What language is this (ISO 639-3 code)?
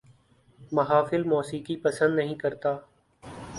urd